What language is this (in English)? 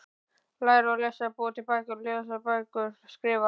Icelandic